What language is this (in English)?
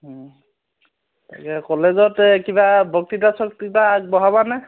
Assamese